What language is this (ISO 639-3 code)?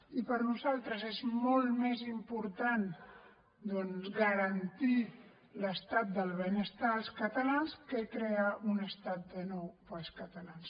cat